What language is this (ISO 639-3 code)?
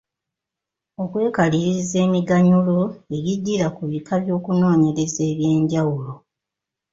lug